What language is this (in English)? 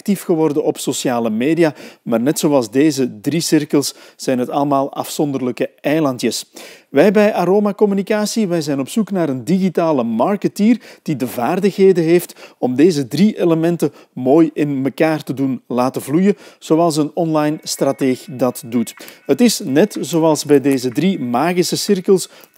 Dutch